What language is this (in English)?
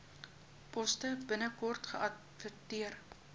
Afrikaans